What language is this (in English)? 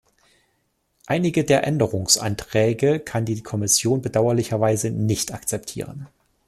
German